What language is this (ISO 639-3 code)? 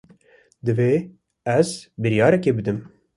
kur